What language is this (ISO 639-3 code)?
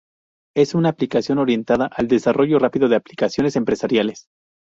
spa